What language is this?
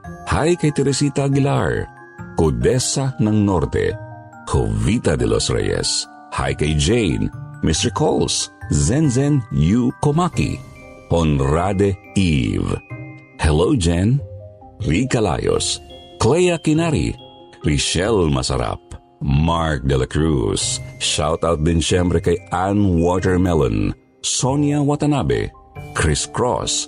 Filipino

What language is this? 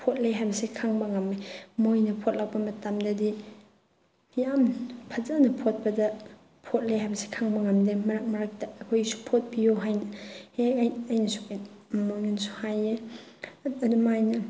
Manipuri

